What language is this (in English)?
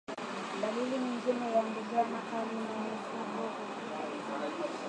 Swahili